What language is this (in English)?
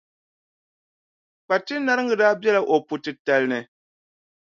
Dagbani